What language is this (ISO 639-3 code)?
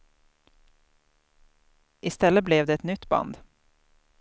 swe